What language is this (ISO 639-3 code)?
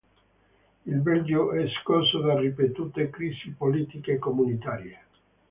ita